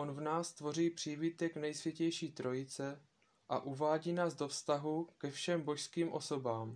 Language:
Czech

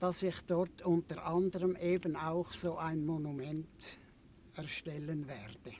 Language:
German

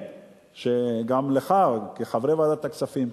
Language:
Hebrew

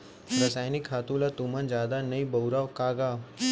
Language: Chhattisgarhi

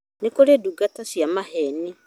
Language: Kikuyu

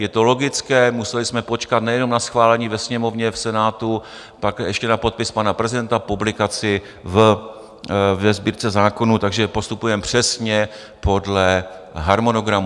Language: Czech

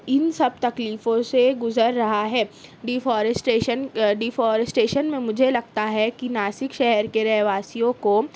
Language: Urdu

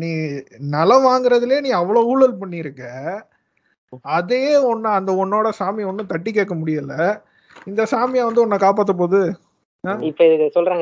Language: Tamil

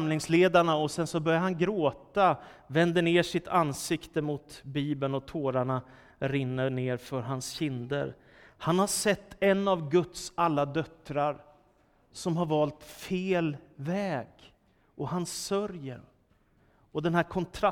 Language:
Swedish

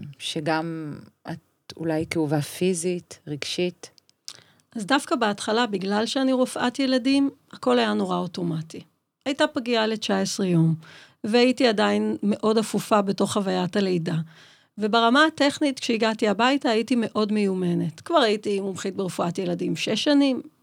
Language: Hebrew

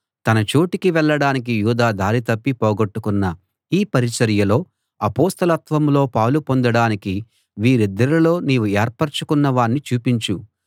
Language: Telugu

